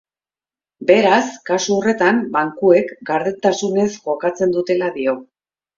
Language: Basque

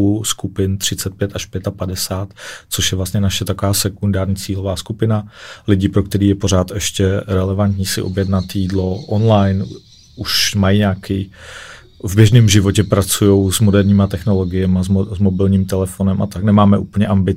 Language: Czech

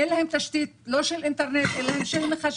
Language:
Hebrew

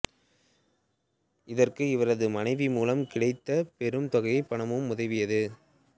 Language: Tamil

